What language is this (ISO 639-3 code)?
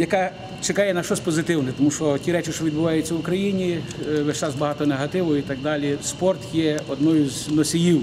ukr